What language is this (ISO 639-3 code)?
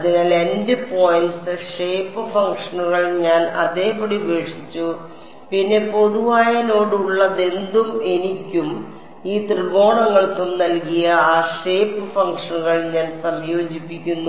mal